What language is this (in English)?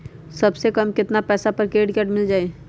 Magahi